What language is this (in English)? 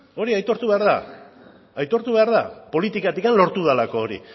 Basque